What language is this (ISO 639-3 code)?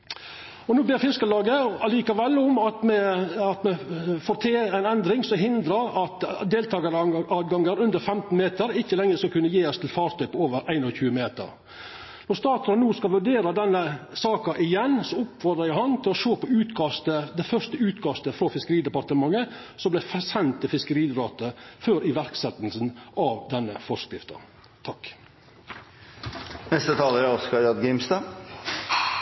nno